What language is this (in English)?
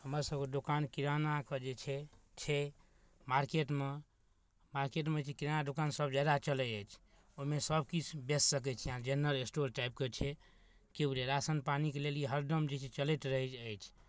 Maithili